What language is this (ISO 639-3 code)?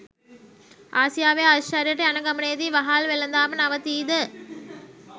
sin